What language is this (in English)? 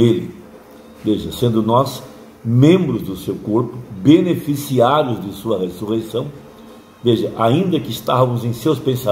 Portuguese